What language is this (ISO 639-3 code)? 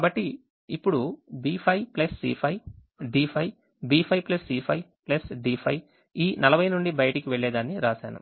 tel